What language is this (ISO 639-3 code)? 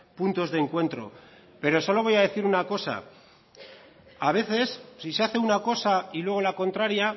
spa